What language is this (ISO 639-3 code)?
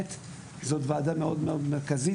heb